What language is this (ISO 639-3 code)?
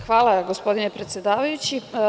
srp